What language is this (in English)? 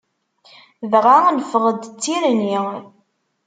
Kabyle